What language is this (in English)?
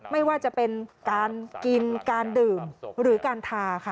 Thai